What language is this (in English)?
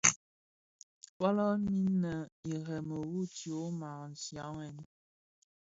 Bafia